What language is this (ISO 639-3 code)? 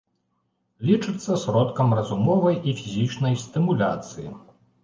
bel